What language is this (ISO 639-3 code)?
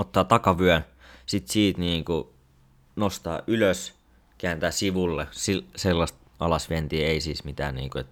fin